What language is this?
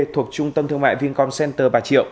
Vietnamese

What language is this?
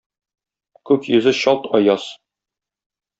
Tatar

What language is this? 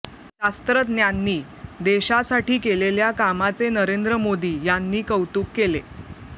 Marathi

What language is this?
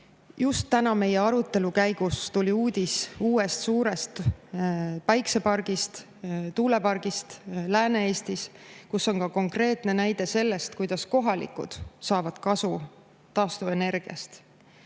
Estonian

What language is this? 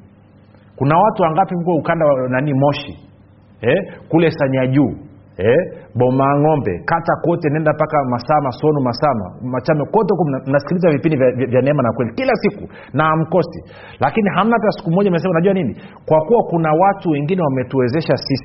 Swahili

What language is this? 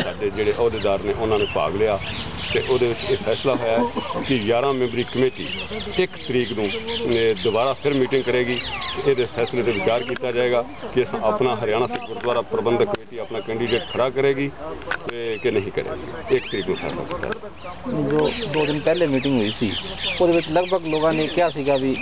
Hindi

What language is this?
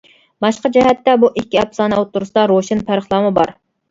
Uyghur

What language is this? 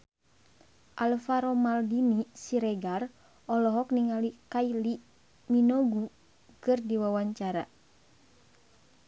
Sundanese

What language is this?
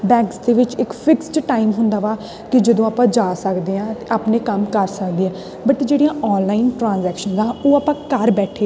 Punjabi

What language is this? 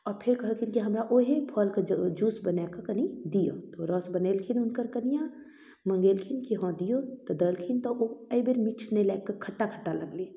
Maithili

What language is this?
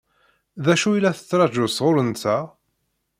Kabyle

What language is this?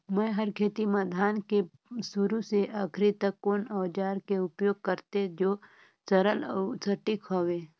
Chhattisgarhi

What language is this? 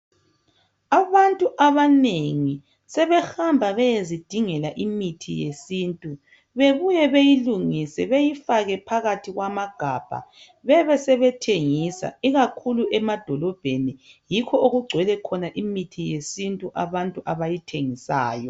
North Ndebele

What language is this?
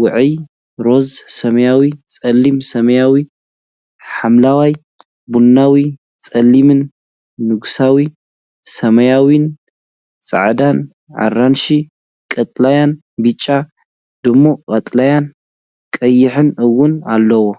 Tigrinya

